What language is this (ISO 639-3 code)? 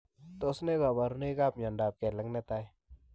kln